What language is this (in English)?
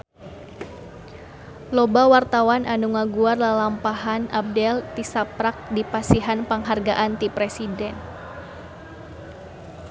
Sundanese